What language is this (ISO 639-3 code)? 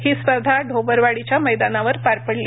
mar